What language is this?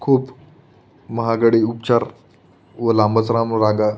Marathi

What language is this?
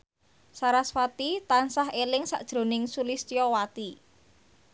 Javanese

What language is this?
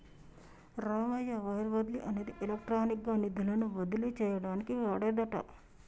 Telugu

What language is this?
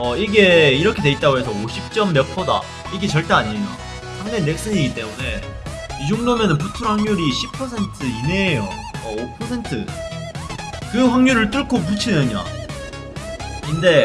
Korean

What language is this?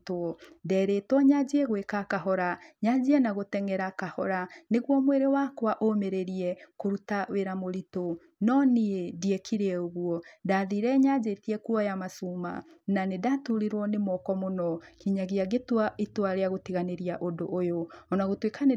Kikuyu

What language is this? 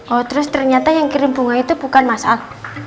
Indonesian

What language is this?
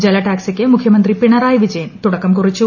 Malayalam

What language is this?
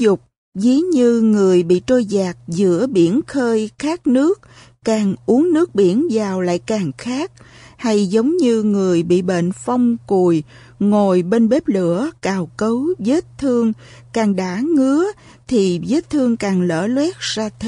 Vietnamese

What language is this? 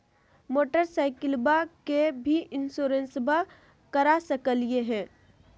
Magahi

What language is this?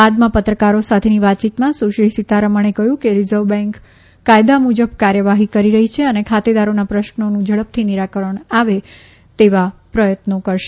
Gujarati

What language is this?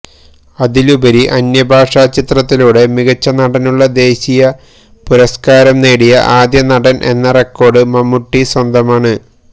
Malayalam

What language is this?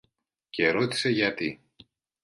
Greek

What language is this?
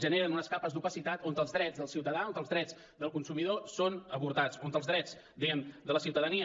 Catalan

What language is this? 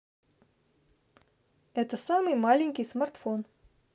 Russian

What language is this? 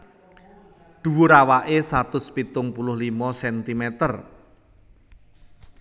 Javanese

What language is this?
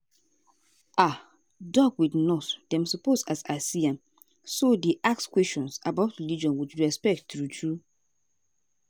Nigerian Pidgin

